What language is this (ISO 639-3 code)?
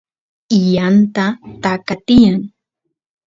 qus